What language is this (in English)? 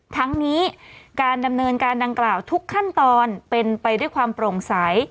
Thai